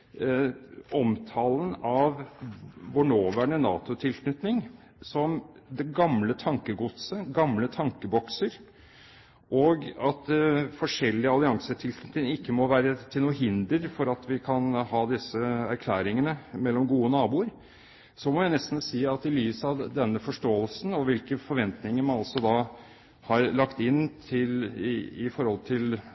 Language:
Norwegian Bokmål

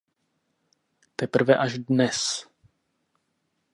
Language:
Czech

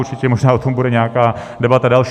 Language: Czech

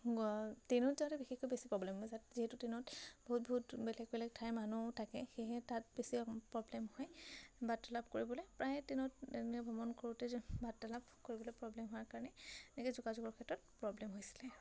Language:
Assamese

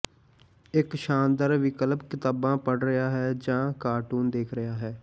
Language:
Punjabi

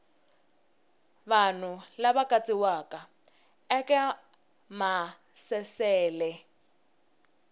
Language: Tsonga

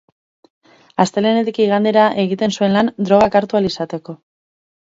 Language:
Basque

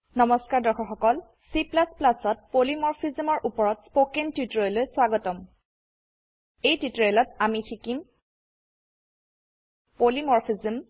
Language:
Assamese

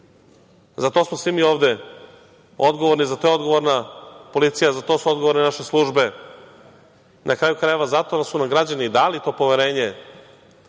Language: Serbian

